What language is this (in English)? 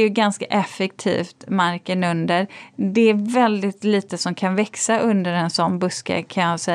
Swedish